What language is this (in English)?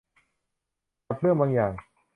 Thai